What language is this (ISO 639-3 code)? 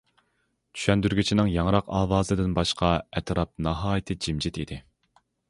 uig